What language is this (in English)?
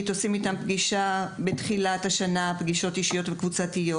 Hebrew